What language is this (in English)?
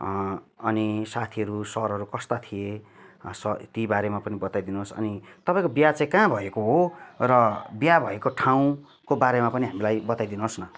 Nepali